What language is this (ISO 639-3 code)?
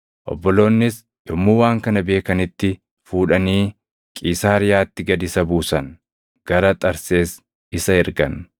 orm